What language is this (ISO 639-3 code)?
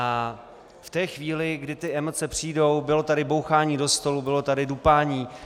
ces